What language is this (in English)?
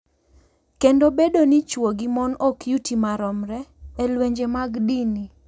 Luo (Kenya and Tanzania)